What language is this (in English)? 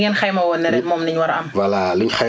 Wolof